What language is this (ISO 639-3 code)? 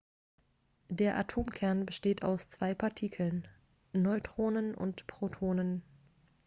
deu